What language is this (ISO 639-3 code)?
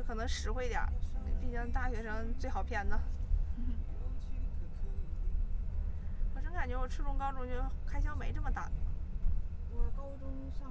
zho